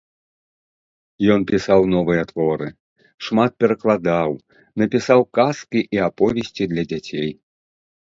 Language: Belarusian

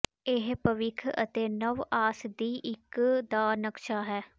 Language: Punjabi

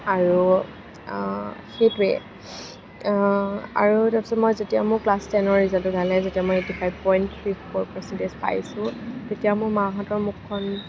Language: Assamese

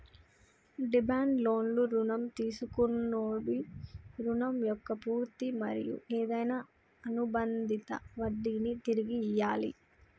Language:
Telugu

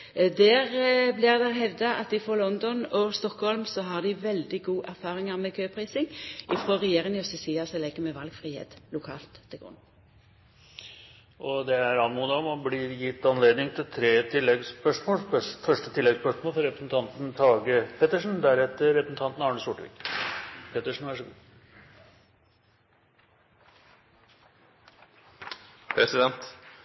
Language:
Norwegian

